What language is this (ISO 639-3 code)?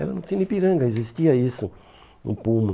por